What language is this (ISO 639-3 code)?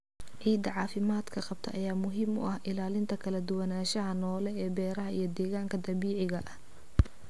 som